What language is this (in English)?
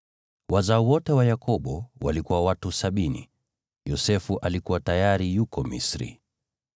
Swahili